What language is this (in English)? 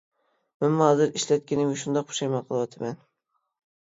Uyghur